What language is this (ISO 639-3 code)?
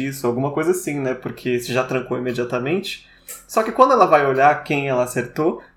por